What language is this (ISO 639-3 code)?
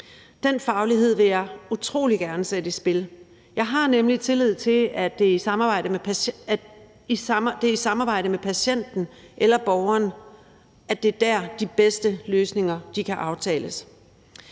dan